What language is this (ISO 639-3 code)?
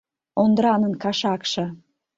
chm